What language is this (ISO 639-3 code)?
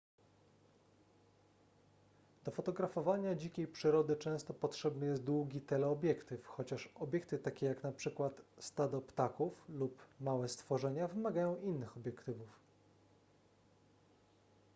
pol